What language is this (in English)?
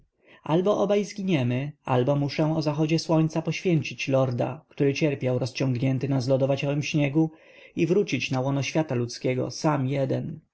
Polish